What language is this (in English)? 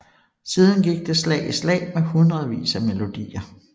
Danish